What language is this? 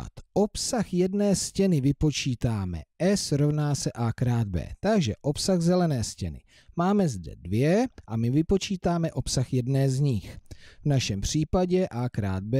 Czech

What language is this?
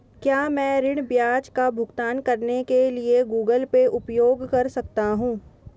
Hindi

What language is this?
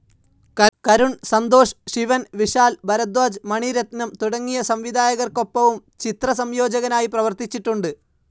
Malayalam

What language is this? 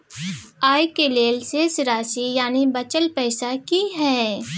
Maithili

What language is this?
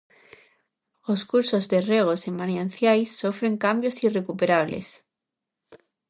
Galician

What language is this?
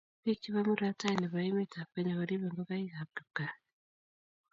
Kalenjin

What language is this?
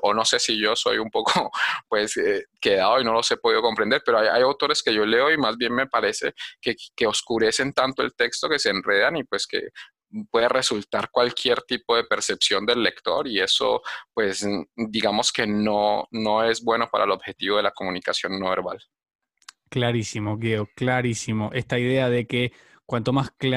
Spanish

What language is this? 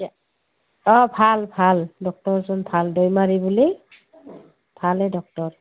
Assamese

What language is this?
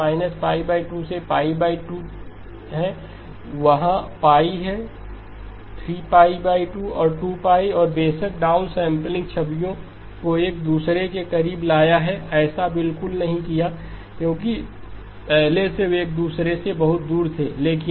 Hindi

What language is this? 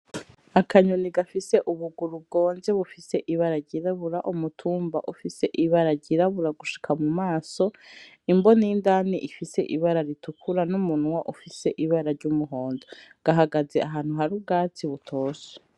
Rundi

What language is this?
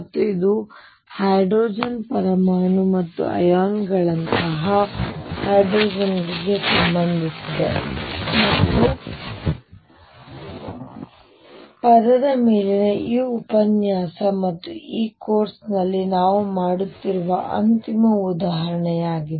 Kannada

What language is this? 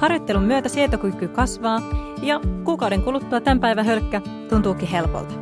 Finnish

